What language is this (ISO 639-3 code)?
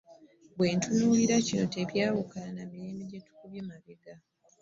lug